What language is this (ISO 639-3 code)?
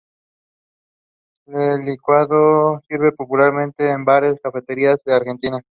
spa